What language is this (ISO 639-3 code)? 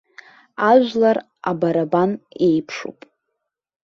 abk